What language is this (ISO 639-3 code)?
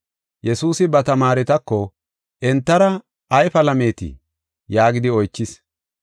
gof